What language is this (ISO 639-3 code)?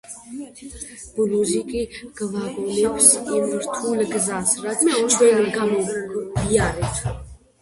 kat